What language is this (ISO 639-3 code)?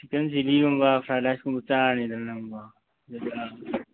mni